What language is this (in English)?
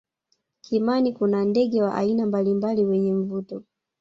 Swahili